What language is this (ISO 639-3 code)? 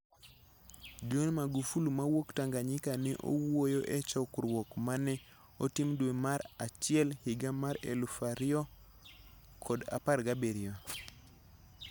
luo